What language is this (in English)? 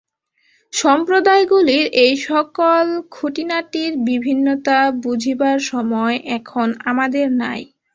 Bangla